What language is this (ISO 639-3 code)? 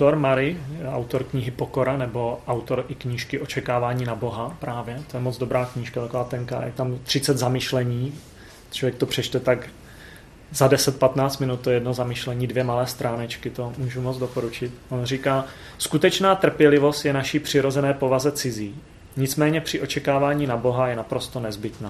ces